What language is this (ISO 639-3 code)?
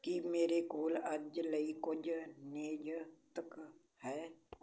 pan